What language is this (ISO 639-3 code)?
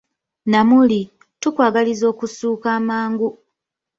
lug